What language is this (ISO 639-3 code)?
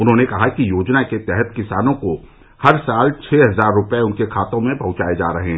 hin